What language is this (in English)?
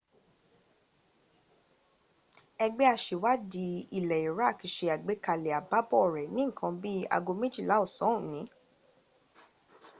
Yoruba